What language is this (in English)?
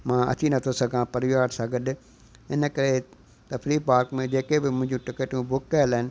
Sindhi